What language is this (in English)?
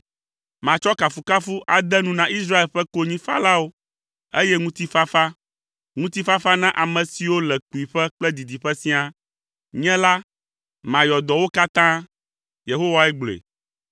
Ewe